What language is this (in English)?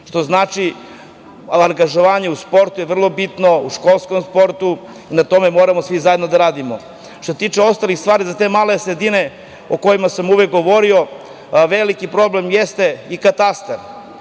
Serbian